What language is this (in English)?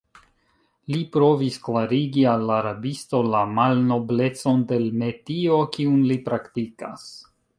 Esperanto